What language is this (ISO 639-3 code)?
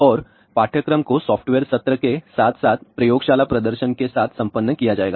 hin